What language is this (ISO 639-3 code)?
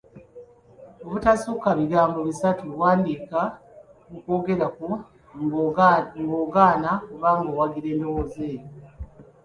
lug